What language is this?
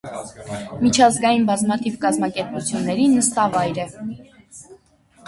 Armenian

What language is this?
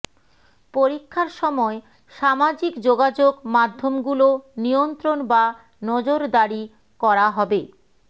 Bangla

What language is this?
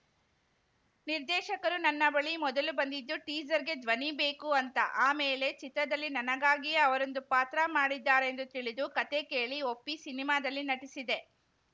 Kannada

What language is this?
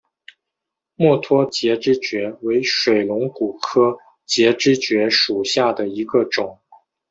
Chinese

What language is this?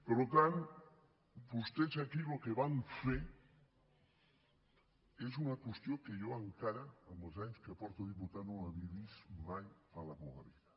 Catalan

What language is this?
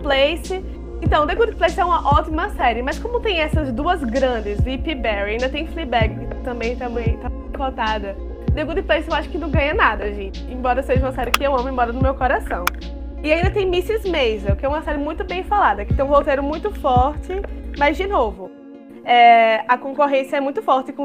Portuguese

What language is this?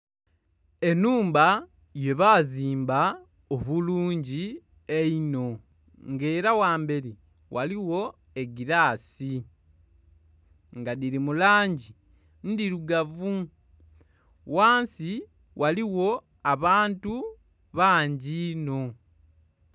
Soga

